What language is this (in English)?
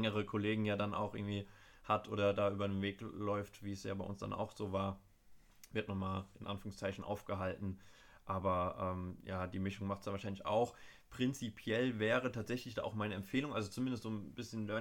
German